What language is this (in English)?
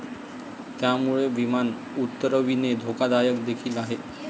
Marathi